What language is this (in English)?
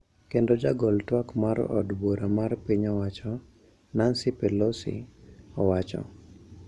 Luo (Kenya and Tanzania)